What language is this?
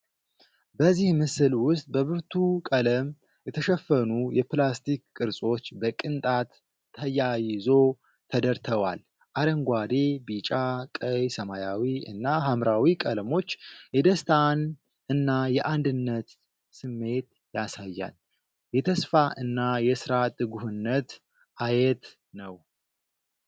Amharic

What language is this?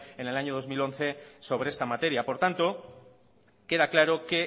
Spanish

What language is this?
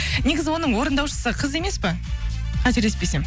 Kazakh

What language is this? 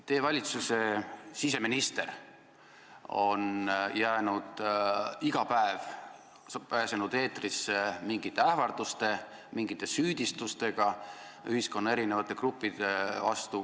Estonian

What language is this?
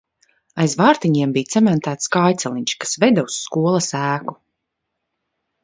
Latvian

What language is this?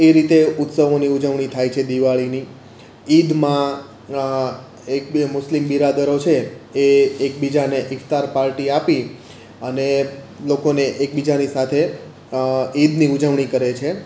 Gujarati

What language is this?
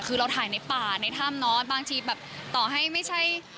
Thai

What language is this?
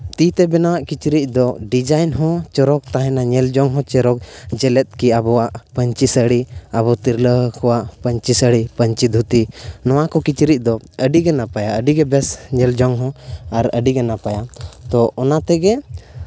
Santali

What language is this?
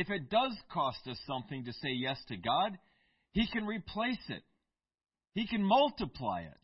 English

